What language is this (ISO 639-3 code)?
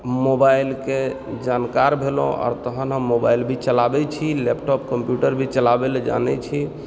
mai